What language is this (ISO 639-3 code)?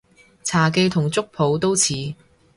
yue